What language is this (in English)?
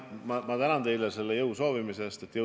Estonian